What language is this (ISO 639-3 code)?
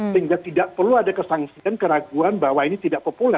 ind